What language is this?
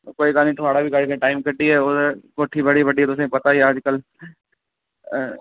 Dogri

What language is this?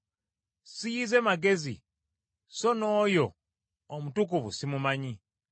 Ganda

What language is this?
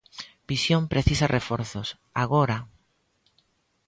Galician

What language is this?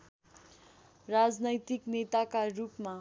Nepali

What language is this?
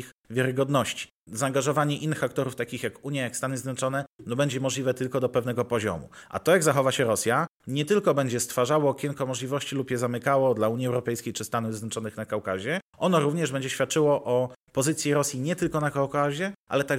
Polish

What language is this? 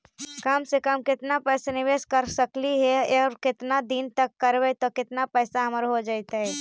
Magahi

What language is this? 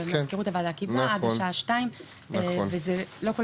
Hebrew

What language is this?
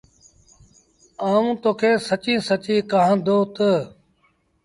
Sindhi Bhil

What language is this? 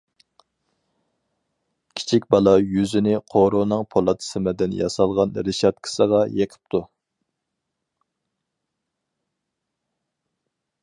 Uyghur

